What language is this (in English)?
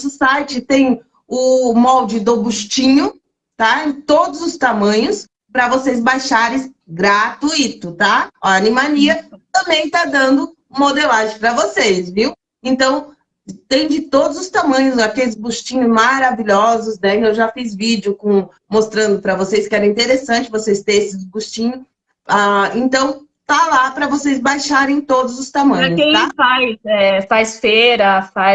Portuguese